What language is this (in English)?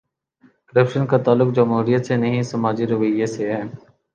Urdu